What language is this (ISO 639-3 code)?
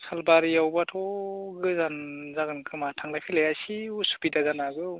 brx